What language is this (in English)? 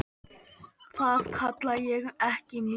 Icelandic